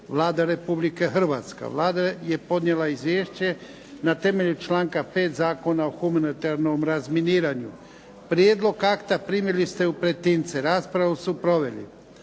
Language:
Croatian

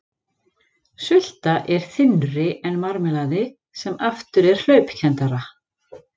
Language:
Icelandic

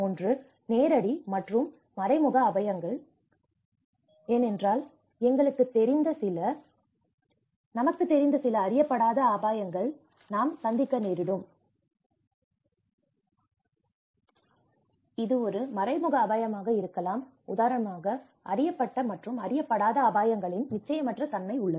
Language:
Tamil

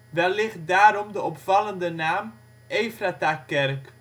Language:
Dutch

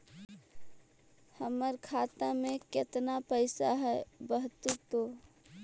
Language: Magahi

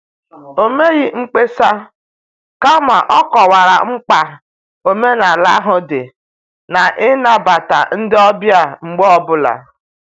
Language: Igbo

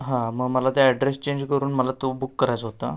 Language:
Marathi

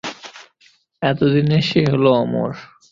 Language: Bangla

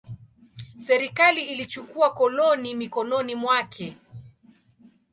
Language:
Swahili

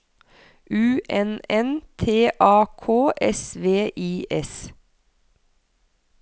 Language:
Norwegian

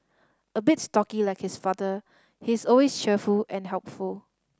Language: English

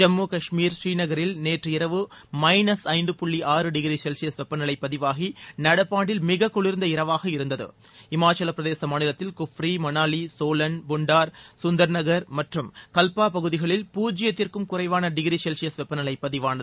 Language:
Tamil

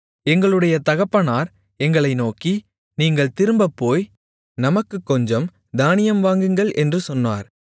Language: Tamil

